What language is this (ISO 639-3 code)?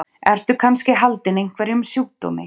isl